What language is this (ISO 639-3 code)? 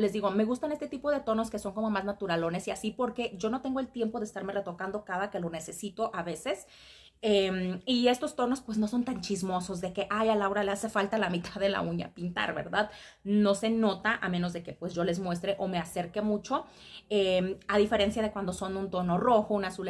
spa